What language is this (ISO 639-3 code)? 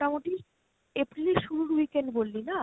ben